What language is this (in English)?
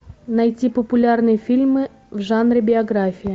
Russian